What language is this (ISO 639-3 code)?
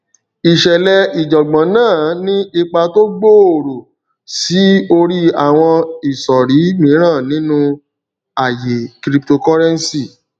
yor